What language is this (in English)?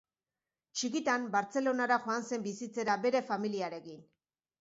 Basque